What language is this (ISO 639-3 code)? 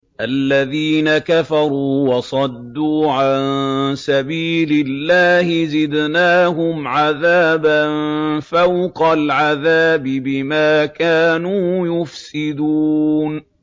ara